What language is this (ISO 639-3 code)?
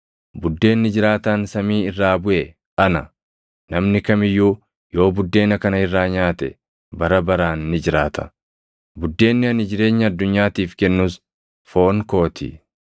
orm